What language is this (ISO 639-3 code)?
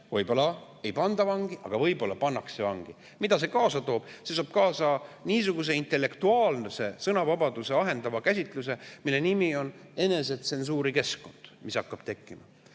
est